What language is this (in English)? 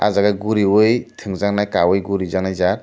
Kok Borok